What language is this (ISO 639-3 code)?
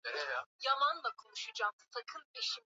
swa